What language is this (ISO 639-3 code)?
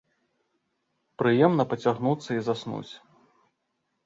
bel